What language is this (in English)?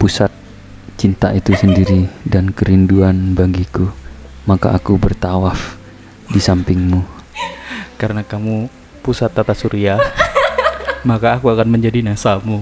Indonesian